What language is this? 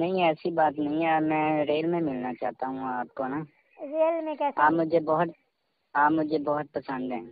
Hindi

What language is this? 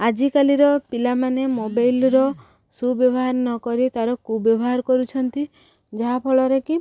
Odia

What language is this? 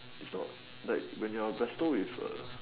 English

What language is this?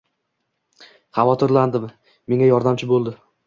Uzbek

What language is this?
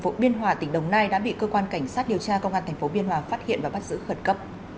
Vietnamese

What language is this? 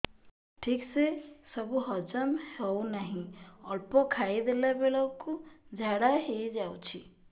Odia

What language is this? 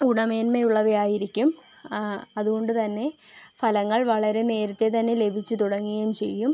Malayalam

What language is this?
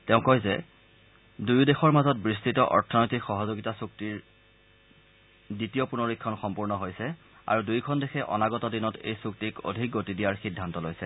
Assamese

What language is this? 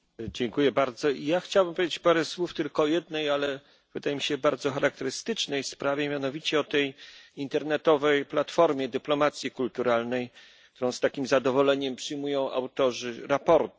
Polish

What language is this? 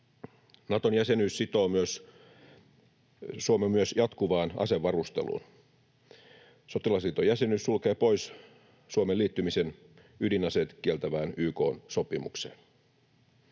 Finnish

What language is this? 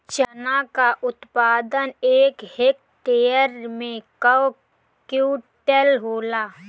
Bhojpuri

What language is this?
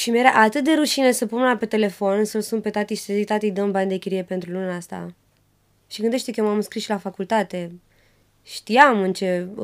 Romanian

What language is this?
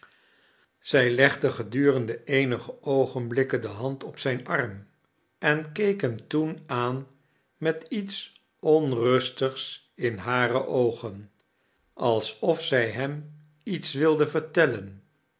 Dutch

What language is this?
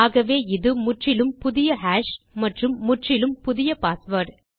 Tamil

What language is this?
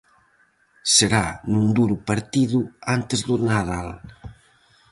Galician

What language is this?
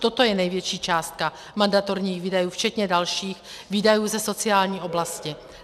Czech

